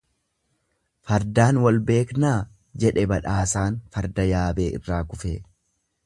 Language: Oromo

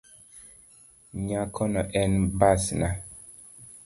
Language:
Luo (Kenya and Tanzania)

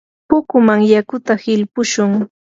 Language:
Yanahuanca Pasco Quechua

